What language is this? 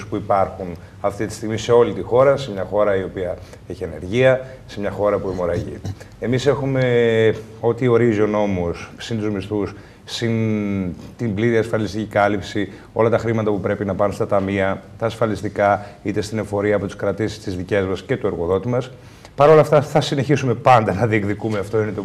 Greek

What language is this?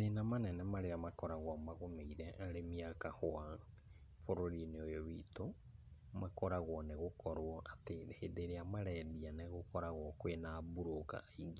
Kikuyu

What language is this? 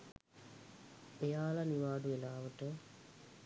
Sinhala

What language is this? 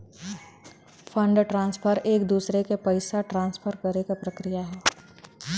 Bhojpuri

